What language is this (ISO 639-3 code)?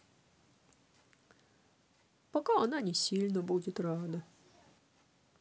rus